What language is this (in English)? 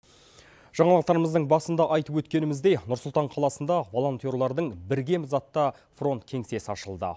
Kazakh